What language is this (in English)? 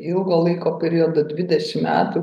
Lithuanian